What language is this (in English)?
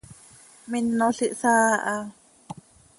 Seri